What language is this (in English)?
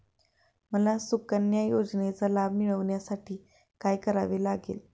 Marathi